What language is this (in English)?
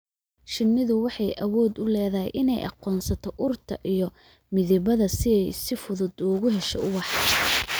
Somali